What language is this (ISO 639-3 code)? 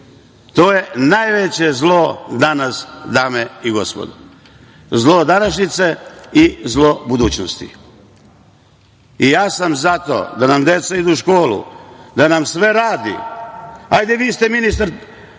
srp